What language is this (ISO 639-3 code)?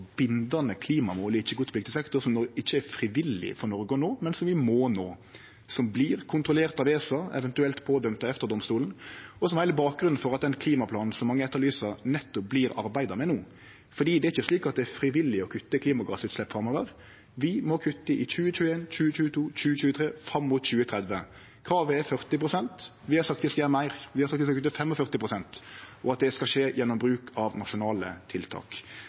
nno